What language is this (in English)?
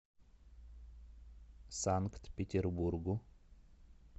Russian